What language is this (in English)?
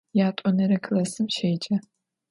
Adyghe